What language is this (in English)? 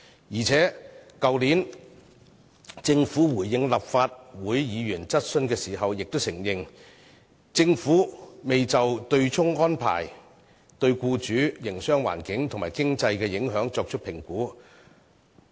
Cantonese